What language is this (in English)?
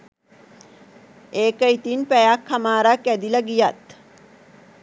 Sinhala